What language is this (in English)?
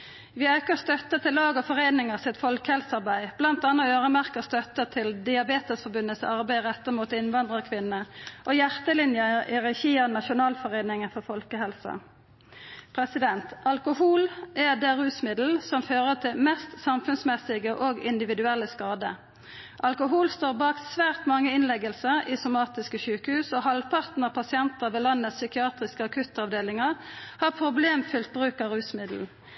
Norwegian Nynorsk